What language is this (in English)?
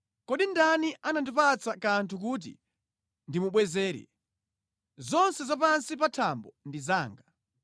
Nyanja